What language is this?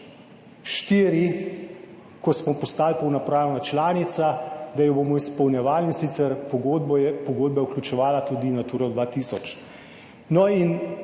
Slovenian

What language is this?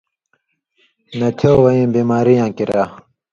Indus Kohistani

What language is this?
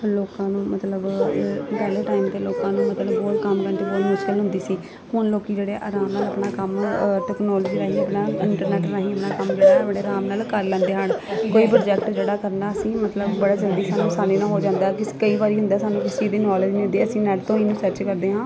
Punjabi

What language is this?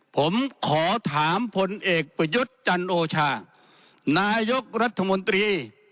Thai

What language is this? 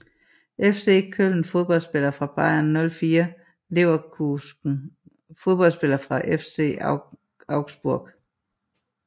Danish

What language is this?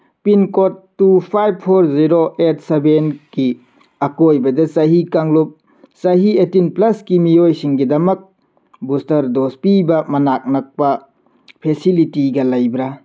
Manipuri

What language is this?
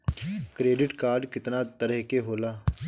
Bhojpuri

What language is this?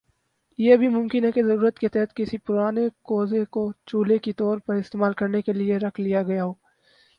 Urdu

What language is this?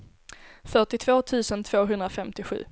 Swedish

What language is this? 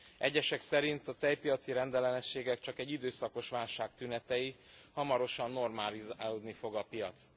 Hungarian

